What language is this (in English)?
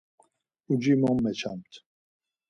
Laz